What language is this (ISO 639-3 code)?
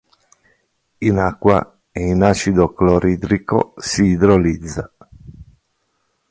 ita